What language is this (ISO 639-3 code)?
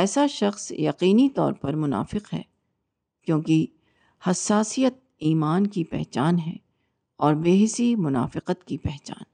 urd